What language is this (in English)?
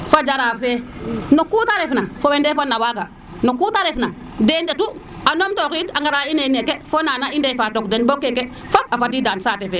Serer